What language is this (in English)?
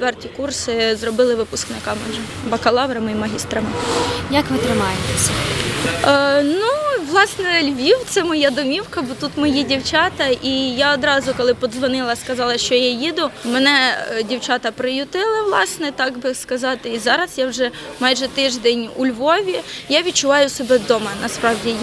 Ukrainian